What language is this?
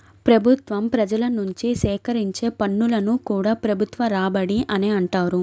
Telugu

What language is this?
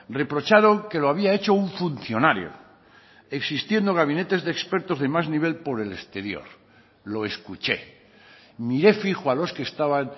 Spanish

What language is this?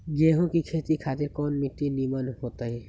Magahi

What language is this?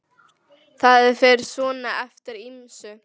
Icelandic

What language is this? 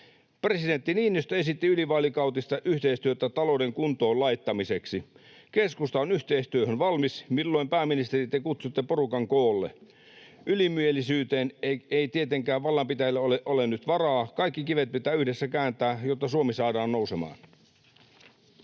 Finnish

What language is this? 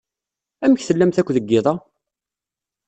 Kabyle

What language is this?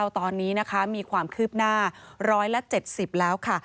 Thai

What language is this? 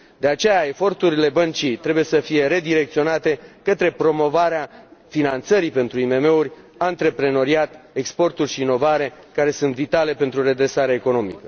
Romanian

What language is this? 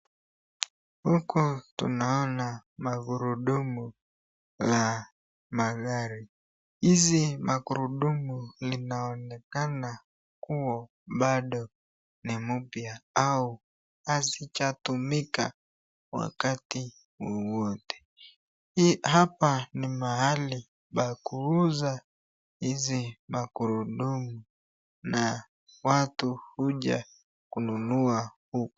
Swahili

